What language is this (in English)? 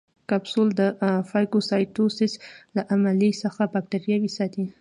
Pashto